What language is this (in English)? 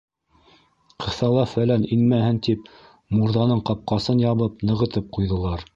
Bashkir